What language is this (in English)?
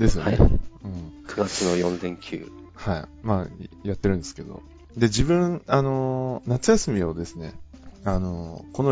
Japanese